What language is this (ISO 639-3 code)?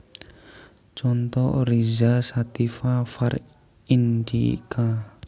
jav